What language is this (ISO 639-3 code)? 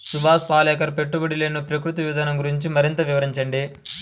tel